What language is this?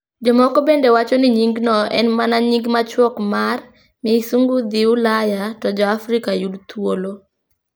Luo (Kenya and Tanzania)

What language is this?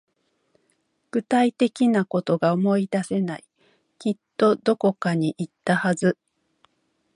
Japanese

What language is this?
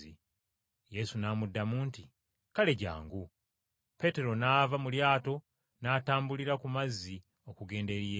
Ganda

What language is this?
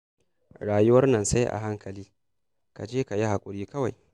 Hausa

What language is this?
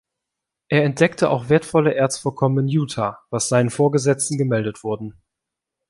German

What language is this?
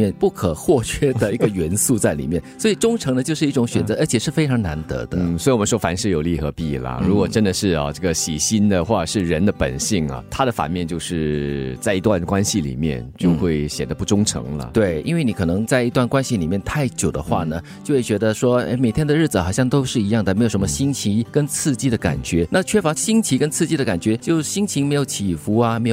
Chinese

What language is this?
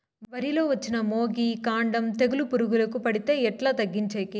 Telugu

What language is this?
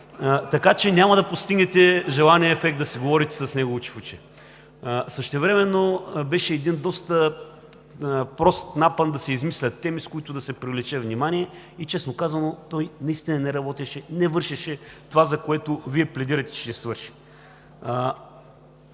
Bulgarian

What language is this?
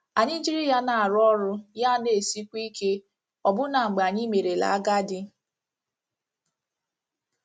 Igbo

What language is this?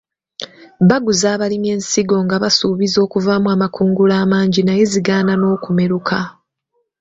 Ganda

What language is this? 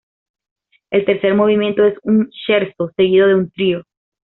Spanish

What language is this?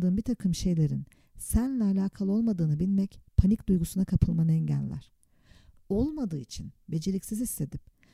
Turkish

